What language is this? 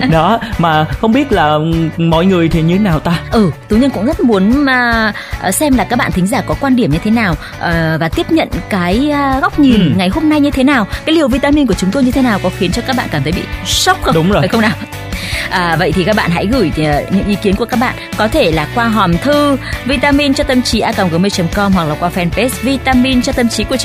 Vietnamese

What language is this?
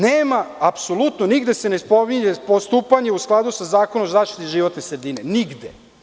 Serbian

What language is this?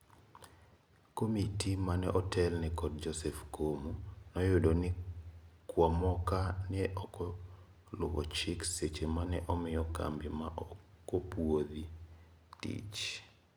Luo (Kenya and Tanzania)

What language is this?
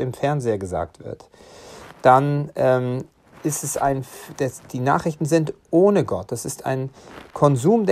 German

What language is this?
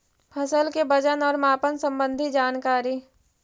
Magahi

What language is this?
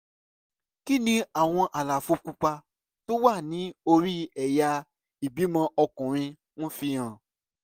Yoruba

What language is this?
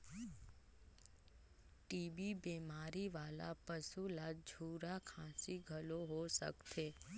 Chhattisgarhi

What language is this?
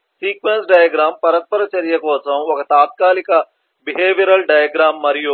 Telugu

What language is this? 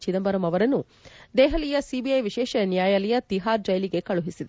Kannada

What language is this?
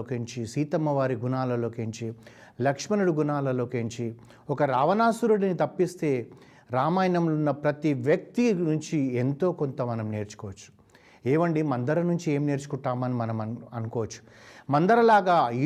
Telugu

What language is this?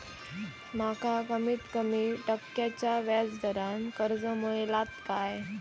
Marathi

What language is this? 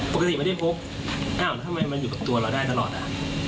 Thai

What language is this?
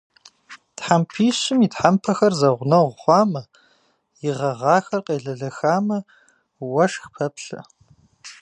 Kabardian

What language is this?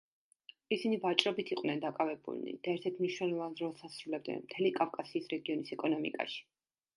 Georgian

